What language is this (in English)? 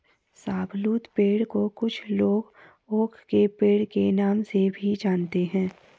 Hindi